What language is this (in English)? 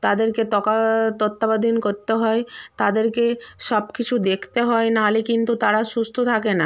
Bangla